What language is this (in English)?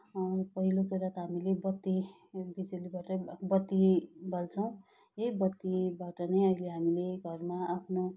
Nepali